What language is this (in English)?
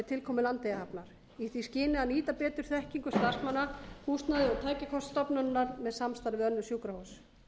Icelandic